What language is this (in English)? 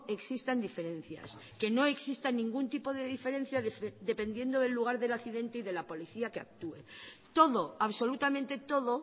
Spanish